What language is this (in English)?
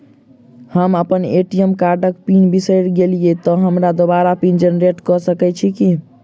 Maithili